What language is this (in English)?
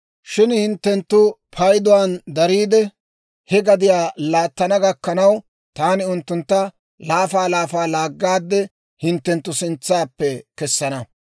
Dawro